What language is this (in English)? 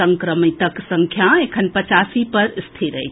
Maithili